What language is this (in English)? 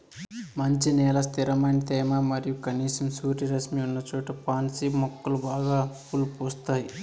Telugu